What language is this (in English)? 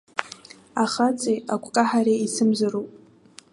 Abkhazian